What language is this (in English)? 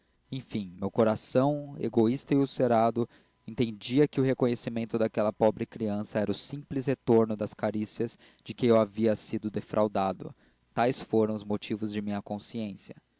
Portuguese